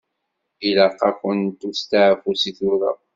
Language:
Kabyle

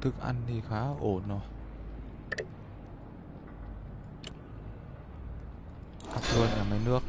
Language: Vietnamese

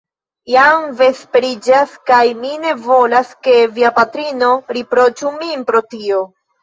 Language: Esperanto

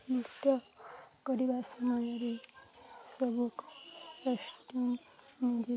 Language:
Odia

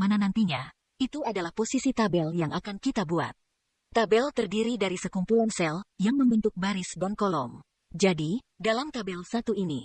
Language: Indonesian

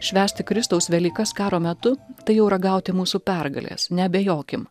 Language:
Lithuanian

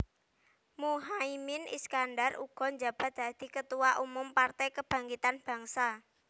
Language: Javanese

